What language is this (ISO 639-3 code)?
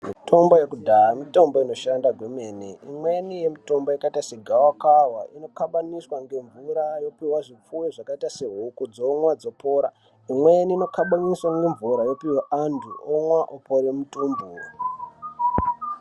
ndc